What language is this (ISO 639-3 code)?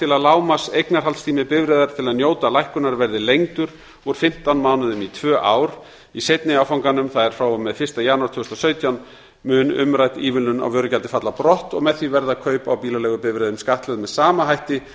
isl